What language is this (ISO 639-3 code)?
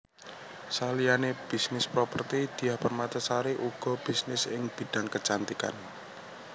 jav